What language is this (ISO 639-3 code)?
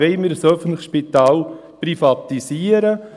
gsw